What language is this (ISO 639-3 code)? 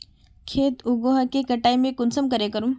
mag